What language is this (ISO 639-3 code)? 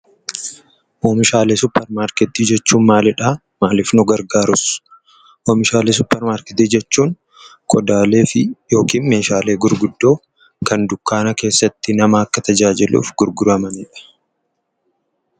orm